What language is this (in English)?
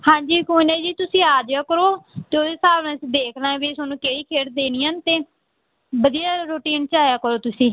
Punjabi